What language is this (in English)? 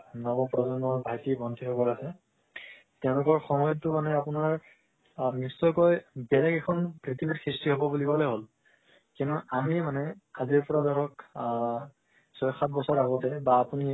Assamese